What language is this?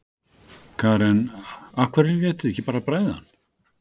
Icelandic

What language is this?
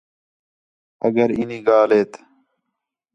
Khetrani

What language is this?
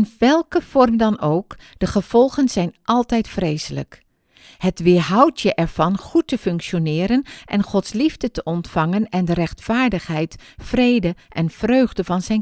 Dutch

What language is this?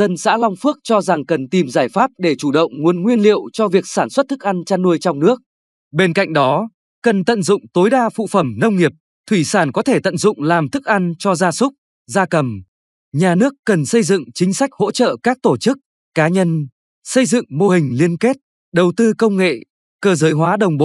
Vietnamese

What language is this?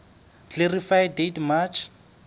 Southern Sotho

